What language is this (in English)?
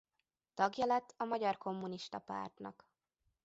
Hungarian